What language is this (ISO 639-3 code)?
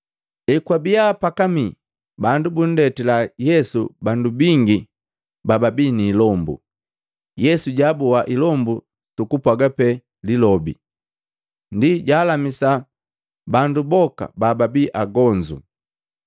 mgv